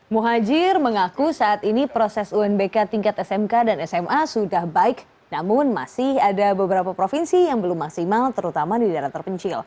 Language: Indonesian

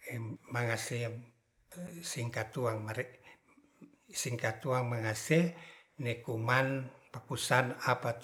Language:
Ratahan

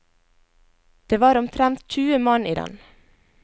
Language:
Norwegian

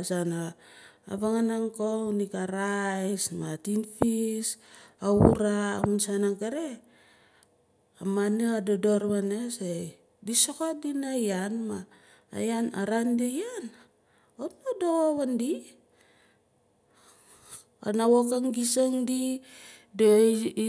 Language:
Nalik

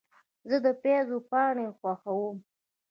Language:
Pashto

